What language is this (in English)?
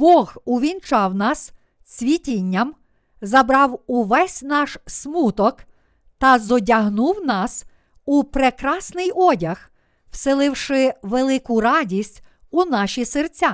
Ukrainian